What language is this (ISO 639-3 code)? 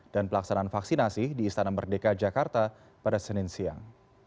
ind